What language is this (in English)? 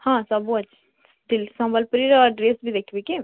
Odia